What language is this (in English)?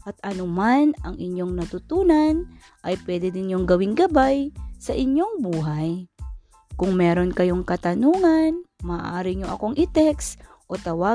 Filipino